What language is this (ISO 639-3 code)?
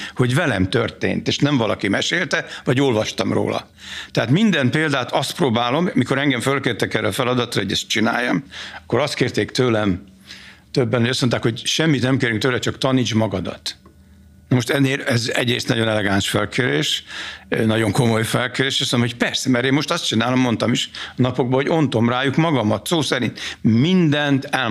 hun